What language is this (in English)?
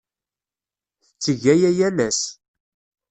Kabyle